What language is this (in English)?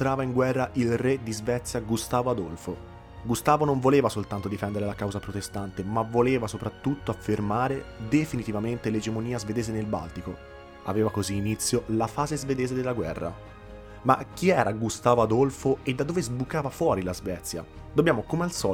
Italian